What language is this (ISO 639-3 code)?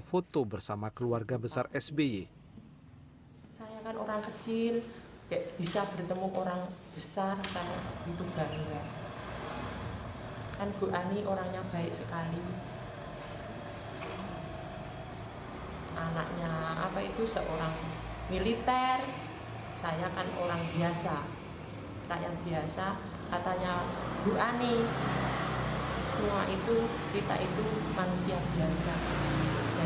ind